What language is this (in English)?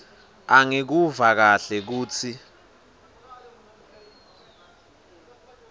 Swati